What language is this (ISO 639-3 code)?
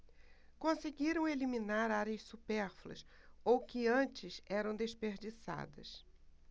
por